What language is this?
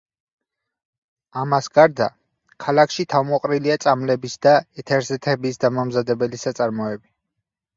Georgian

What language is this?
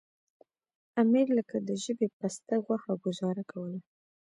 Pashto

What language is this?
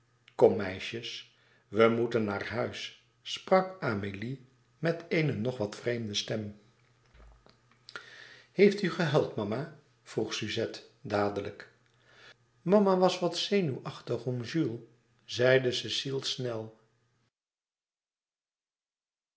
Dutch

